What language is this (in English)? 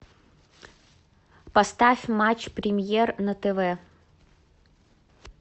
Russian